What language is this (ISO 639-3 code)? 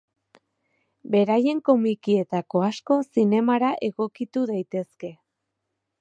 eus